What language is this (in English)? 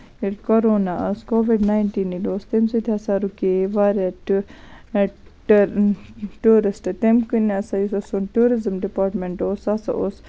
Kashmiri